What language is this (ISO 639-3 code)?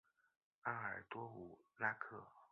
zho